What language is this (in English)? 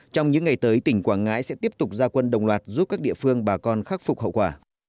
Vietnamese